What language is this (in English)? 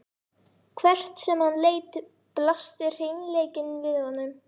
Icelandic